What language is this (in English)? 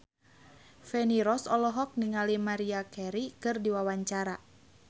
Sundanese